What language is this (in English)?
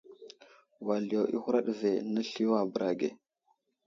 Wuzlam